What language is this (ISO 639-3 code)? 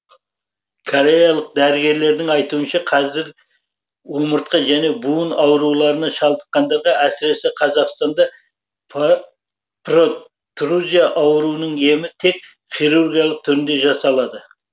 kaz